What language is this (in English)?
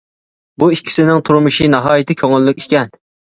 Uyghur